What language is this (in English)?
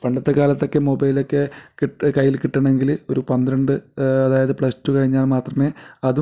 Malayalam